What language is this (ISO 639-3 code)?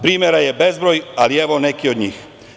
srp